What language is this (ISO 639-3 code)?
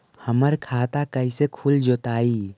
mag